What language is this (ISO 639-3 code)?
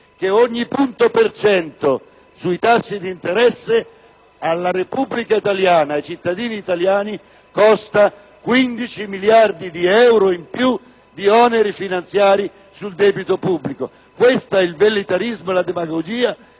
ita